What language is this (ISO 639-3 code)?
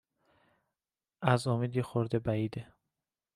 fas